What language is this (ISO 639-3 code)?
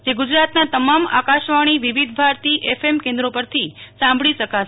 guj